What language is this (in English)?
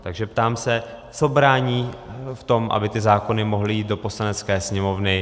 Czech